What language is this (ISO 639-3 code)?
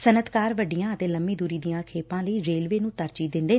pan